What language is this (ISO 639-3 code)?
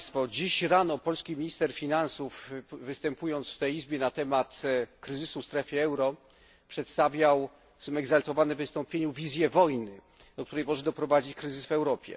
pol